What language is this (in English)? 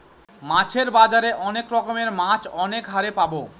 Bangla